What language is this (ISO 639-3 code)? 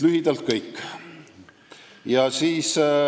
est